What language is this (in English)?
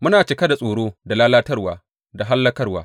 Hausa